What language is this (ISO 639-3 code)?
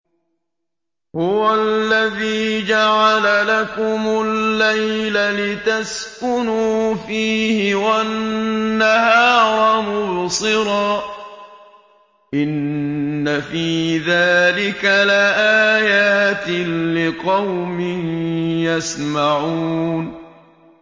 ara